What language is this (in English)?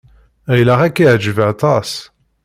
Kabyle